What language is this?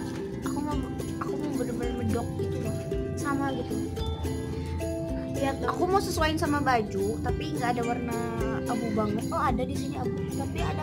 Indonesian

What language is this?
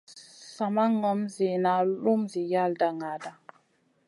Masana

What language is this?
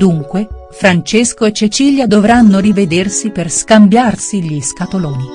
Italian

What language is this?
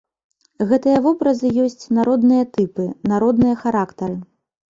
Belarusian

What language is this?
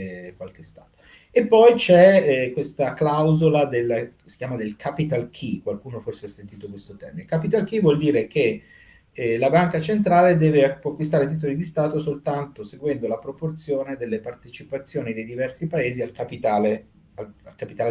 Italian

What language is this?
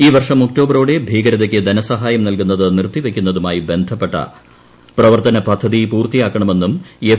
Malayalam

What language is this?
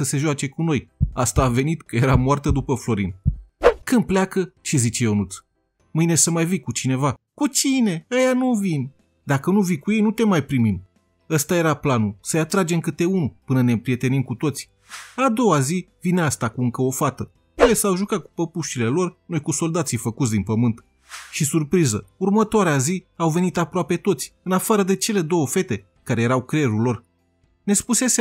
Romanian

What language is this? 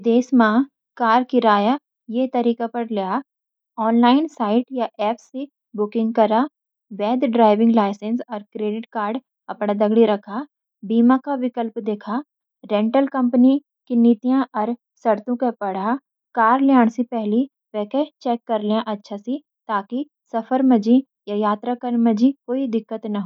Garhwali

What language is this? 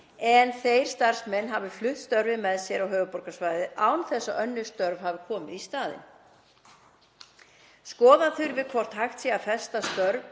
Icelandic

